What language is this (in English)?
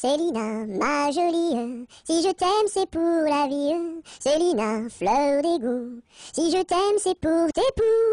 French